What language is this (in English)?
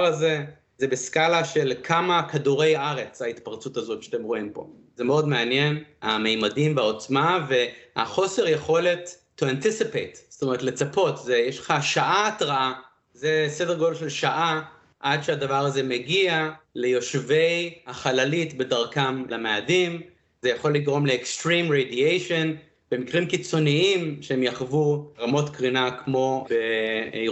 Hebrew